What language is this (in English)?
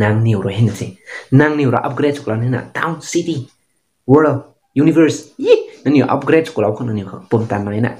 Thai